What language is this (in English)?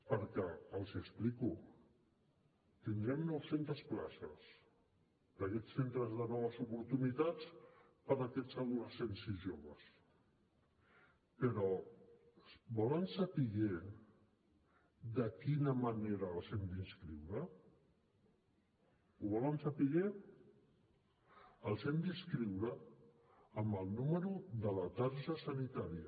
Catalan